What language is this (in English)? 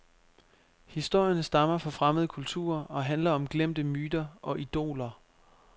Danish